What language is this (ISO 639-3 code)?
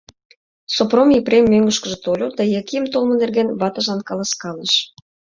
chm